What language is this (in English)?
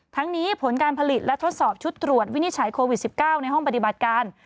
Thai